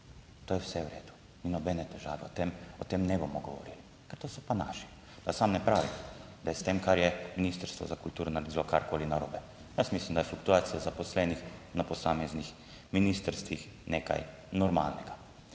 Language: Slovenian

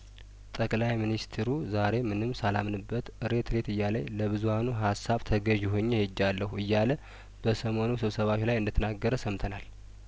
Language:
Amharic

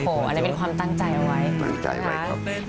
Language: Thai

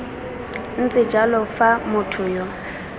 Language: Tswana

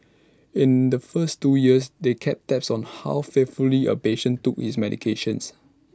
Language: English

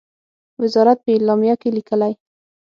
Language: Pashto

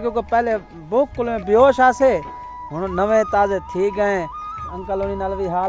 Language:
Hindi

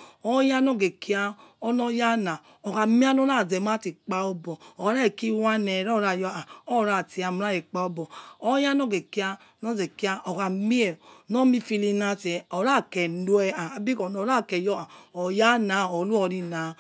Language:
Yekhee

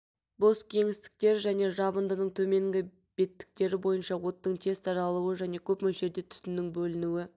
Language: Kazakh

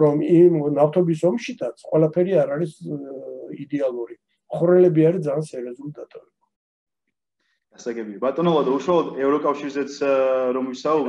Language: Turkish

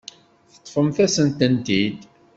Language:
Kabyle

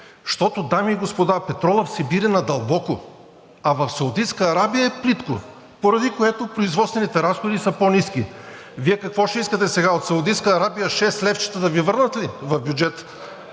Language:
Bulgarian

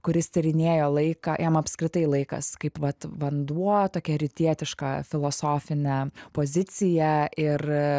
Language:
Lithuanian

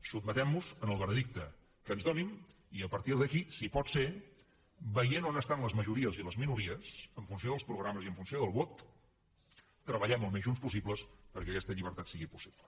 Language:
Catalan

